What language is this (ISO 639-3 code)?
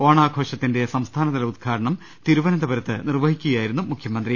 mal